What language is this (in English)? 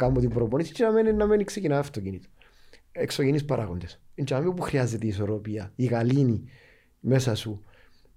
Greek